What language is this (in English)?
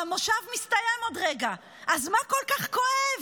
Hebrew